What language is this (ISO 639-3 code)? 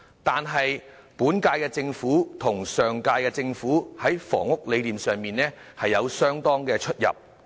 yue